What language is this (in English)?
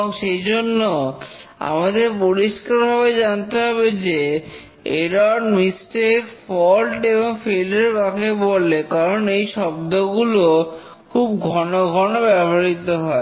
Bangla